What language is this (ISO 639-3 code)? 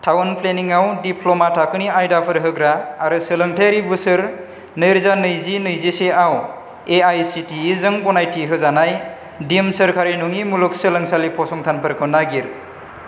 brx